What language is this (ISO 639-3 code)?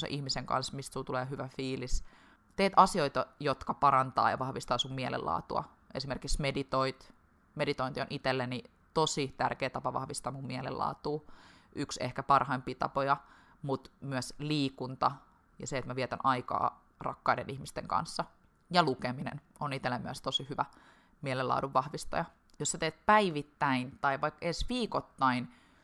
fin